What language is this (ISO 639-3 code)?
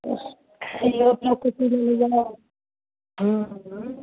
mai